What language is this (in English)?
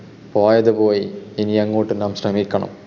Malayalam